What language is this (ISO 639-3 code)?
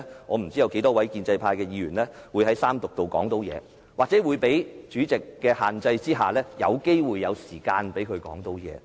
yue